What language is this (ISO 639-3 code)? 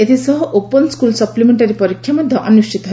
ori